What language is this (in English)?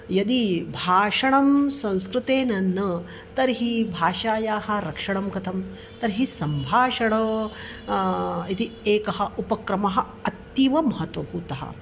Sanskrit